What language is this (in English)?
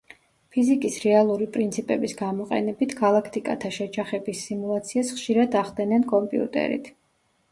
Georgian